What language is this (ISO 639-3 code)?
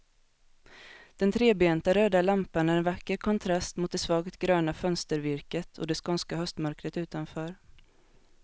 swe